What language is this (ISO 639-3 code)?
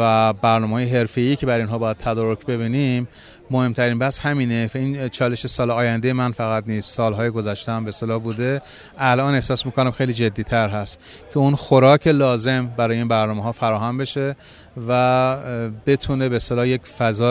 fas